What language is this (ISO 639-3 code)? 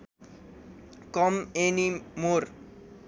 nep